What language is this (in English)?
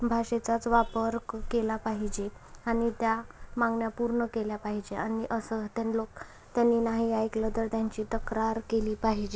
Marathi